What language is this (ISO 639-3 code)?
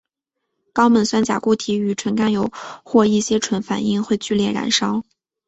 zho